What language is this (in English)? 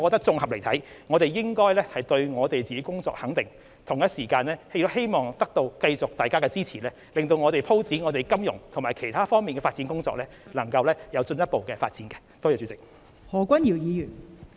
Cantonese